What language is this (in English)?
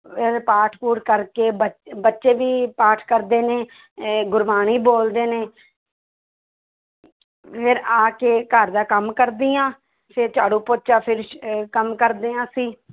Punjabi